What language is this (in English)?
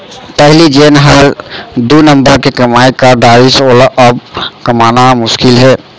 Chhattisgarhi